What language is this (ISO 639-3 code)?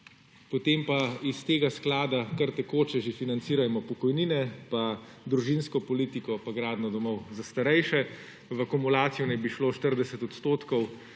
slv